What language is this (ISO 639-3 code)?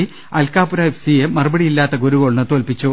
mal